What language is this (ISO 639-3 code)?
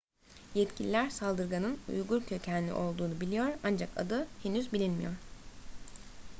tur